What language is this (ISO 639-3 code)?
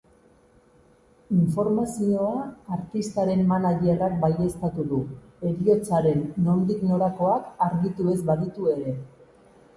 eus